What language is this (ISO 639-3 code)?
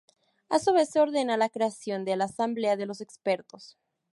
spa